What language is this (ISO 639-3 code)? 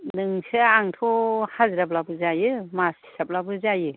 brx